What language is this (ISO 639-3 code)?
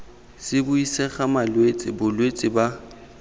tsn